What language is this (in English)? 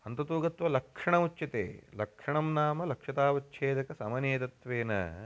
Sanskrit